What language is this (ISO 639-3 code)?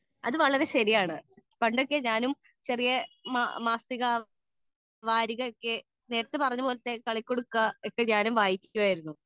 mal